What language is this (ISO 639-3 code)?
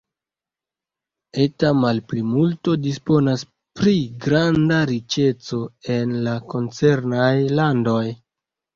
epo